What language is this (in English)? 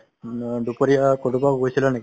Assamese